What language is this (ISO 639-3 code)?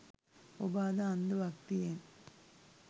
sin